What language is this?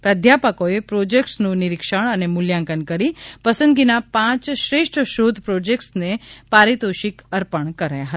Gujarati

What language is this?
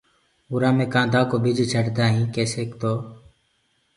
Gurgula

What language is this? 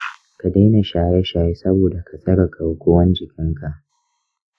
Hausa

